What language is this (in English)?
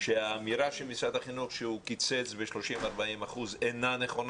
Hebrew